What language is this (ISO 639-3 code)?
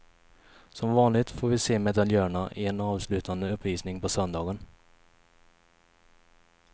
swe